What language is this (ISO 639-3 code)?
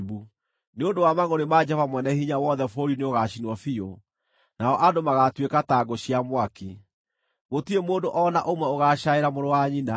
kik